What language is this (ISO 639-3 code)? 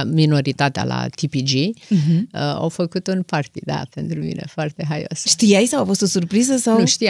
ron